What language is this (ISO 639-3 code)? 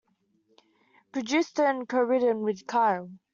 eng